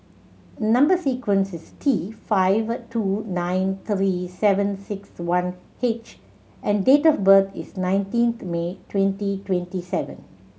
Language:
English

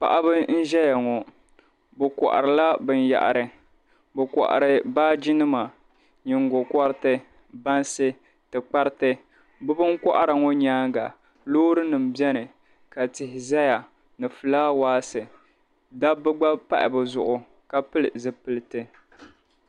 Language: Dagbani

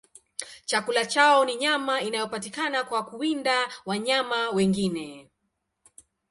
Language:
Swahili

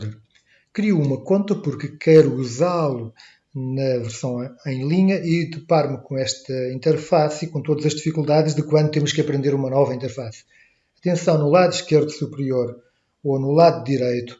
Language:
Portuguese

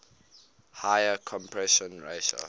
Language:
English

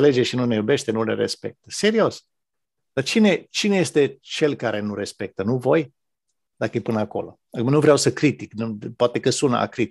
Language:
Romanian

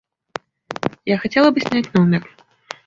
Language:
Russian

